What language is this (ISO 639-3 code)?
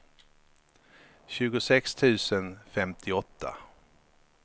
swe